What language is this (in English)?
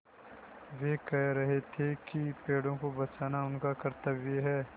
Hindi